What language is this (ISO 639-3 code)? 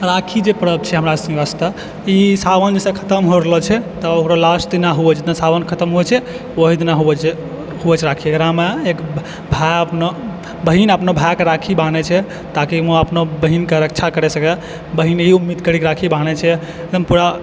mai